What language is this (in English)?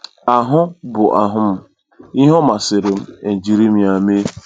Igbo